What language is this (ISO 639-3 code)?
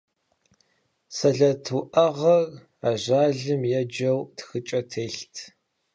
kbd